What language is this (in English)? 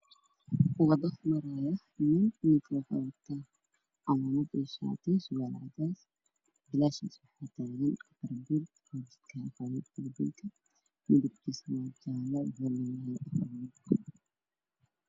Somali